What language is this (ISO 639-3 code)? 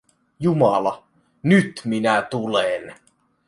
fin